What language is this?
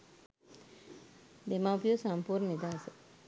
Sinhala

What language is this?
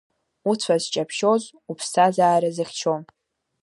Abkhazian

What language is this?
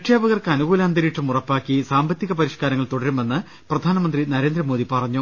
Malayalam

